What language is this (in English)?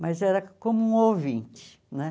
Portuguese